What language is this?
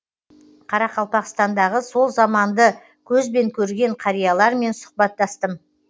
Kazakh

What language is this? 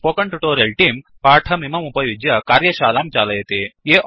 Sanskrit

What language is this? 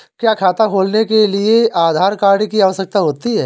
Hindi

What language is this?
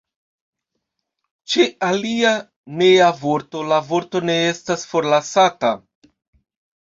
Esperanto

